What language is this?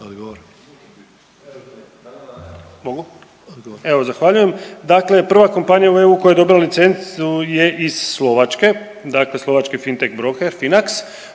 Croatian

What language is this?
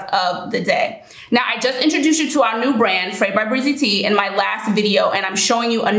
English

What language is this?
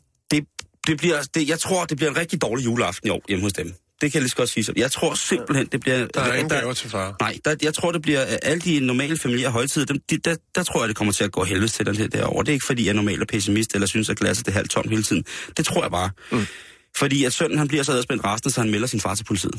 Danish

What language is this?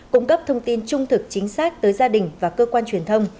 Vietnamese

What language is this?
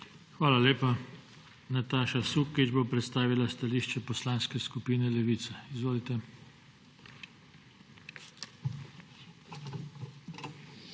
Slovenian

